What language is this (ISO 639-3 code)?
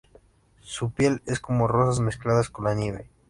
spa